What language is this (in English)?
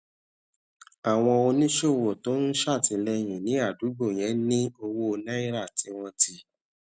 Yoruba